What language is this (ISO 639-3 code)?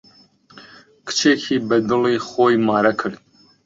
ckb